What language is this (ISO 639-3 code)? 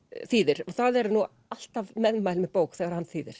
isl